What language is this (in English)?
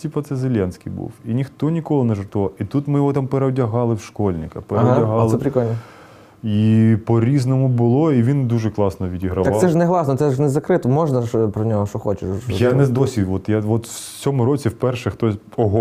Ukrainian